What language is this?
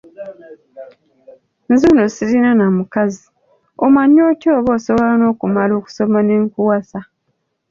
Ganda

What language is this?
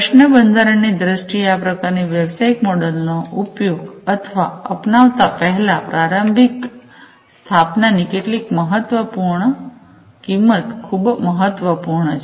Gujarati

